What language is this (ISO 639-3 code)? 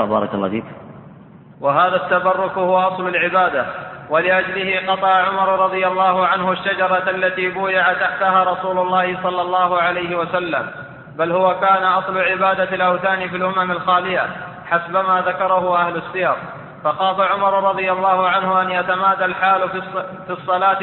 ara